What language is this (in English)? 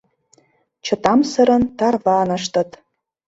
Mari